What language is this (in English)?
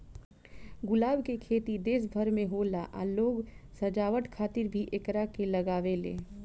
Bhojpuri